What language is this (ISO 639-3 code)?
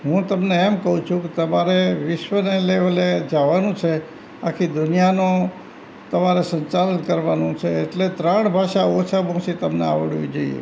guj